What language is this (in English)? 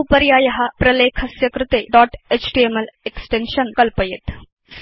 Sanskrit